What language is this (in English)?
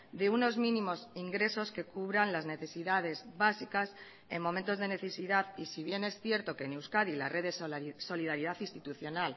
Spanish